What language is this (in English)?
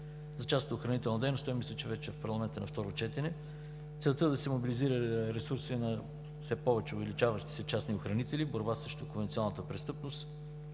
Bulgarian